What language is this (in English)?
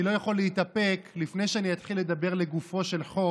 Hebrew